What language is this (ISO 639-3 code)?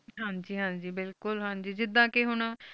pan